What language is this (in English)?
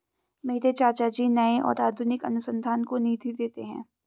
Hindi